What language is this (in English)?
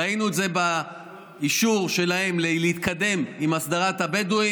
Hebrew